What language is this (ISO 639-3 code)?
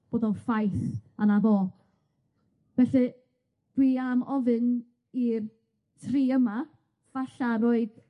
cym